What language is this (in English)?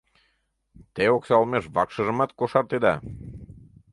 Mari